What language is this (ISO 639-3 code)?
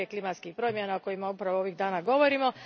hrv